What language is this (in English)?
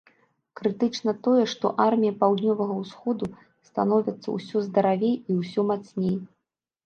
Belarusian